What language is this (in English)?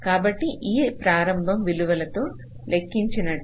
Telugu